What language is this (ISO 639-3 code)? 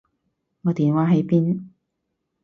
yue